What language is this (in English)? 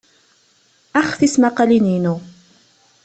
Kabyle